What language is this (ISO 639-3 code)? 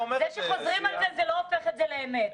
heb